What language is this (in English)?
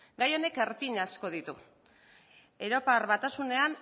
Basque